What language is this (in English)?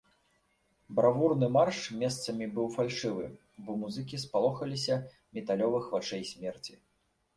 Belarusian